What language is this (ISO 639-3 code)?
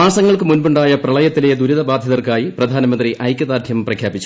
mal